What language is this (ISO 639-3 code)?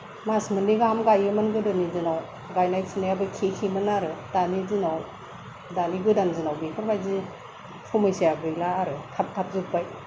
brx